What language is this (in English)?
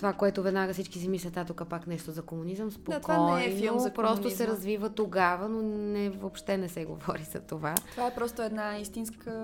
Bulgarian